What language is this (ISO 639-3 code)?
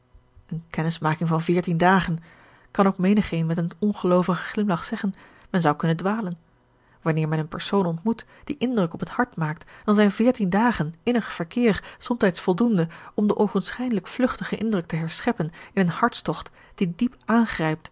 nld